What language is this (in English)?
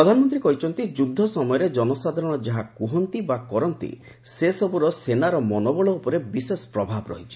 Odia